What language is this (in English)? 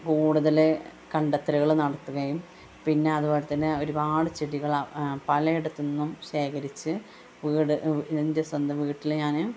Malayalam